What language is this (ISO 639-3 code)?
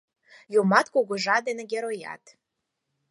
chm